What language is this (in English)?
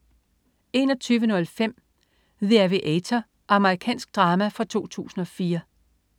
Danish